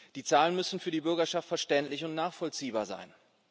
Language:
German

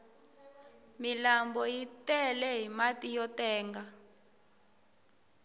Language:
Tsonga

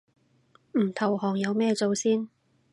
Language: Cantonese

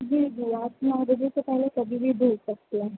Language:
Urdu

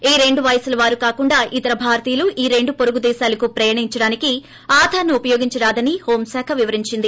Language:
Telugu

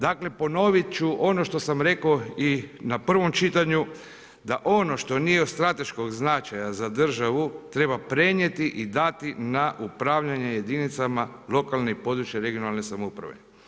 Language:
Croatian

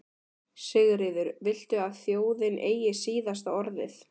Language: Icelandic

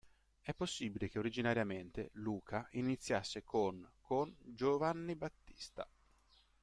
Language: Italian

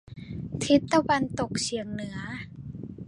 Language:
Thai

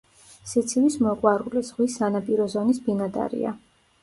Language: Georgian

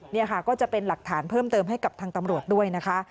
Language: Thai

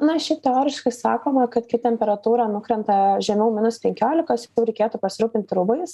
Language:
Lithuanian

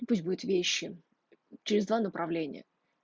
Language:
Russian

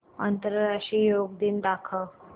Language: Marathi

